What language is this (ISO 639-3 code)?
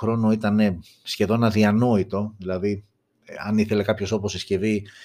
ell